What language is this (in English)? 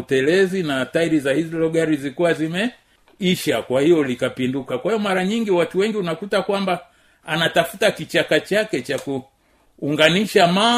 Swahili